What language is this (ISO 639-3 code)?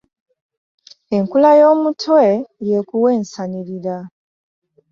lug